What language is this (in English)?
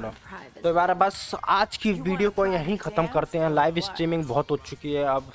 Hindi